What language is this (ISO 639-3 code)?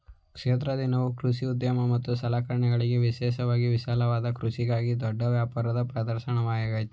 kan